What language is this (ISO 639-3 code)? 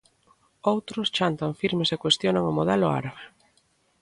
glg